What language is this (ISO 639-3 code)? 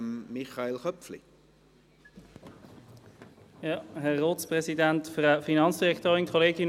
gsw